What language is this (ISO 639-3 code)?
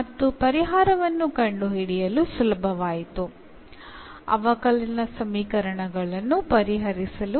mal